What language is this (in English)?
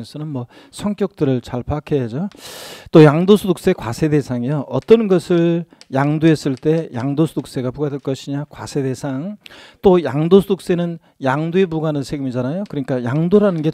Korean